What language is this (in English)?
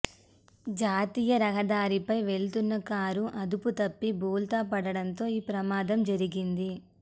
Telugu